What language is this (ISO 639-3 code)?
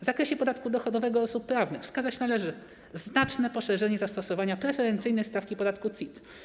pol